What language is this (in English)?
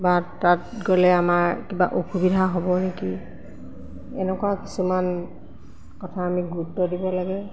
Assamese